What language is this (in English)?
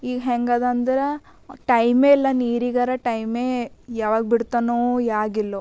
Kannada